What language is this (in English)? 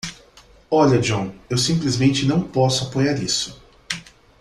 Portuguese